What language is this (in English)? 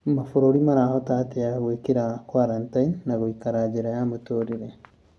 Kikuyu